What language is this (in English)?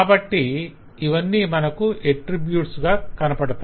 Telugu